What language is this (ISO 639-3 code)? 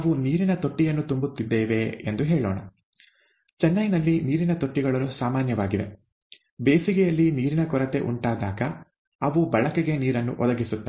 kan